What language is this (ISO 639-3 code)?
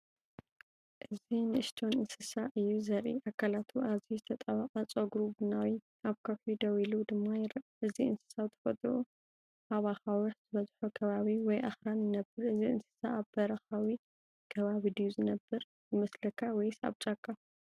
tir